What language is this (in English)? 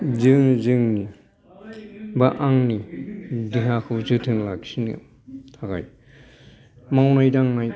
Bodo